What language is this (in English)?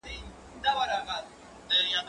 Pashto